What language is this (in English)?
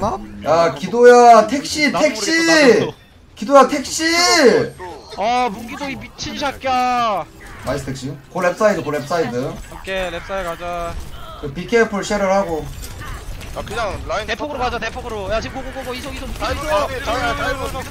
Korean